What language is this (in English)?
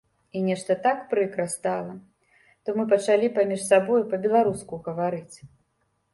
Belarusian